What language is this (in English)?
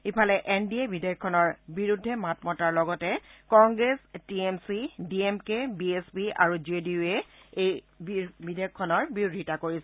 Assamese